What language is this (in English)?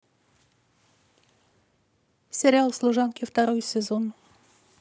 Russian